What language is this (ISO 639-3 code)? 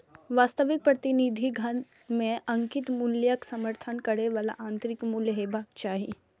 mai